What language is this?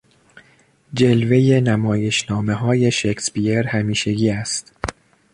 Persian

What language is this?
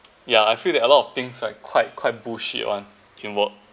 English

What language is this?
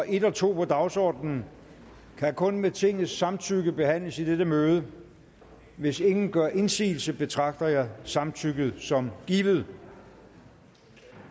Danish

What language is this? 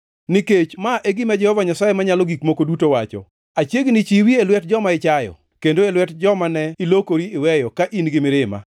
Luo (Kenya and Tanzania)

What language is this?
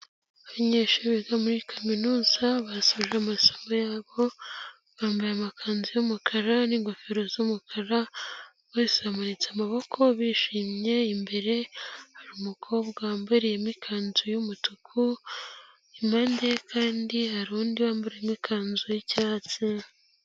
Kinyarwanda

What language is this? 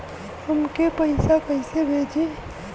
Bhojpuri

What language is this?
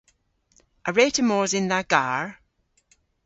Cornish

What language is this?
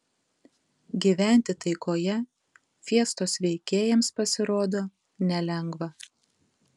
Lithuanian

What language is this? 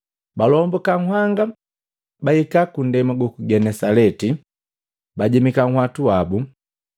Matengo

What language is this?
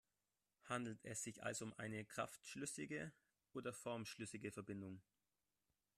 German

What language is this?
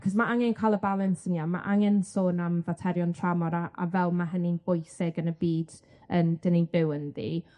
Welsh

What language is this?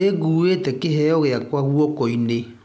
Kikuyu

